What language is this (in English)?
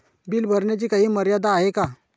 Marathi